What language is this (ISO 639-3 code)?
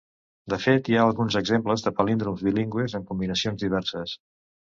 cat